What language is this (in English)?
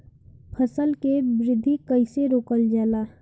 Bhojpuri